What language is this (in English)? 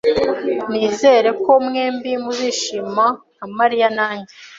Kinyarwanda